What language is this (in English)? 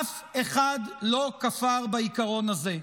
Hebrew